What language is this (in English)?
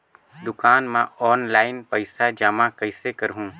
Chhattisgarhi